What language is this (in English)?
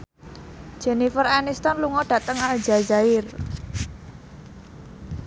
Javanese